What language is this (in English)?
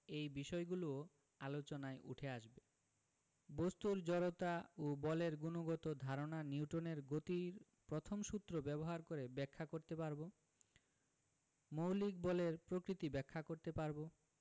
Bangla